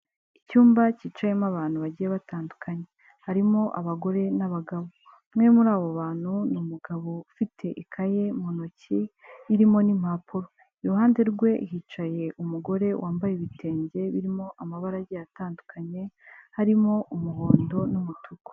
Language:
Kinyarwanda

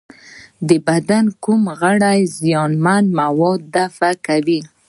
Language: Pashto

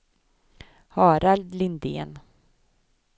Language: Swedish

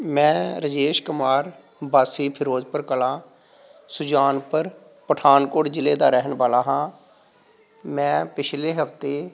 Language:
Punjabi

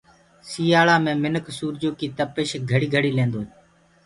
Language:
Gurgula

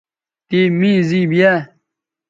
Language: Bateri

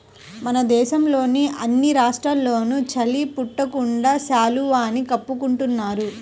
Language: Telugu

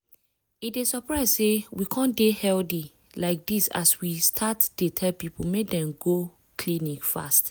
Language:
Nigerian Pidgin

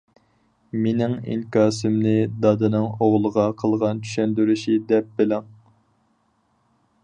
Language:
Uyghur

